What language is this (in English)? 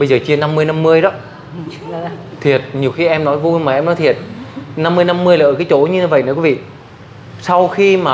Vietnamese